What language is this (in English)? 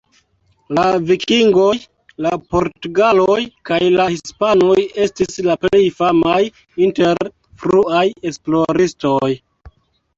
Esperanto